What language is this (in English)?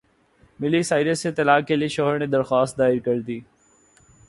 Urdu